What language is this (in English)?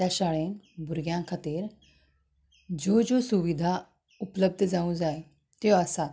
Konkani